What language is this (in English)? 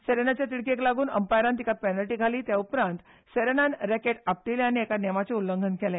Konkani